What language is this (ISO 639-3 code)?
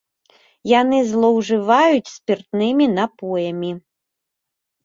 bel